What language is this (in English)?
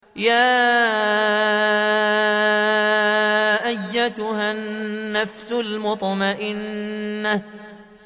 Arabic